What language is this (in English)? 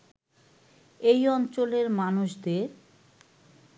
Bangla